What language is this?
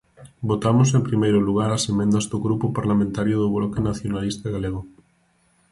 Galician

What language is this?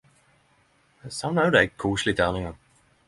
Norwegian Nynorsk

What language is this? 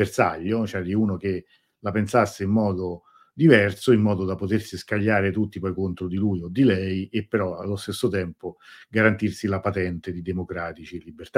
Italian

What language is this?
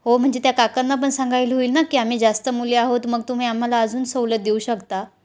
Marathi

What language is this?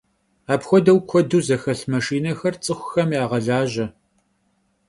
Kabardian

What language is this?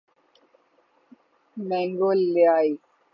Urdu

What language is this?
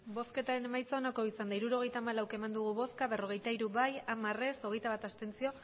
Basque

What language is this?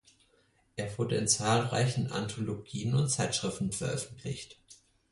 German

